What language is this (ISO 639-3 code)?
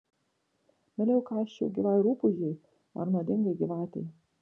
lit